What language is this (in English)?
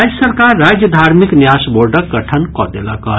Maithili